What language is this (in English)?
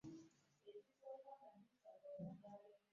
Ganda